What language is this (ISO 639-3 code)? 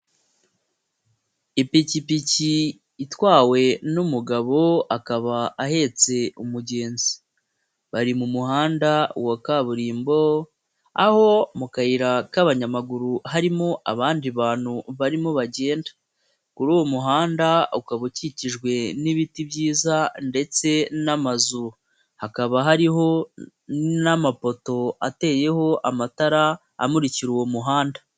kin